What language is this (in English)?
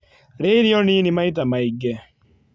Kikuyu